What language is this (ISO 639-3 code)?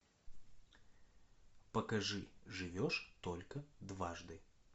rus